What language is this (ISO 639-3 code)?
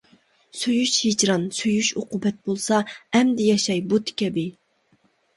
uig